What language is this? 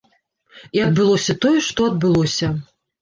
Belarusian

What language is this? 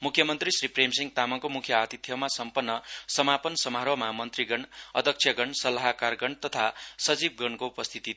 Nepali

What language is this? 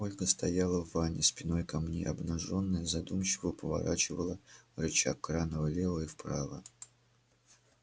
Russian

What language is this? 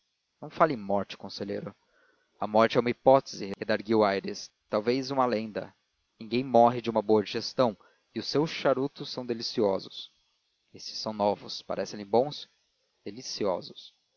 Portuguese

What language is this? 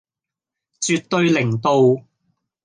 Cantonese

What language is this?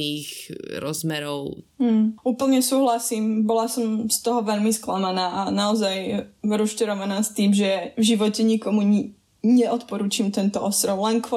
Slovak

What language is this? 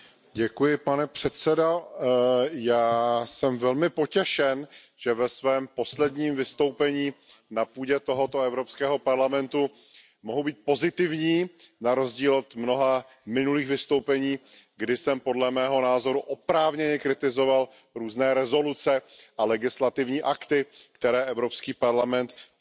Czech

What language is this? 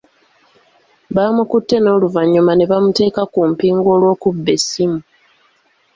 Ganda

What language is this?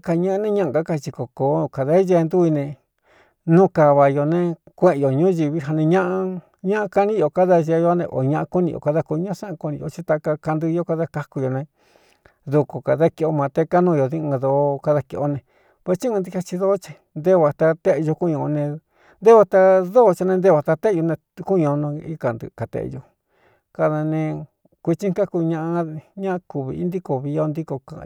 Cuyamecalco Mixtec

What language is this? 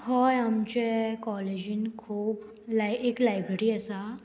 Konkani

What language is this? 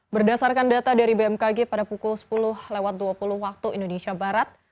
Indonesian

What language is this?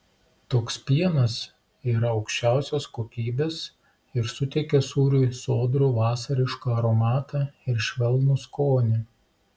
Lithuanian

